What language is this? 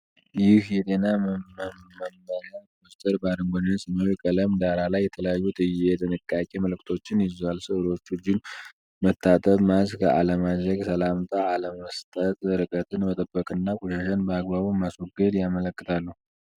Amharic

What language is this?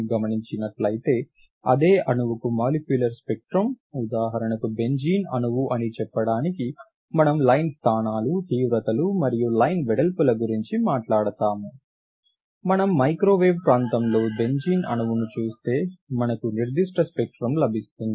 Telugu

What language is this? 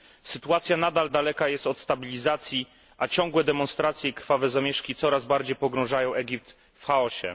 Polish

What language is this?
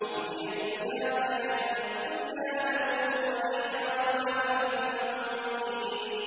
Arabic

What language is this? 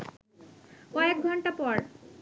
Bangla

